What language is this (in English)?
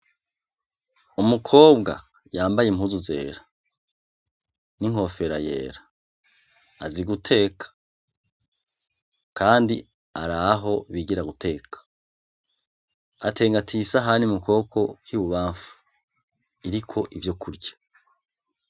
Rundi